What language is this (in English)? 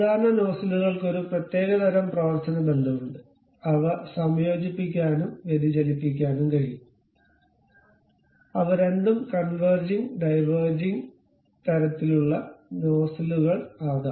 Malayalam